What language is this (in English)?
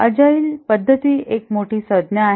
Marathi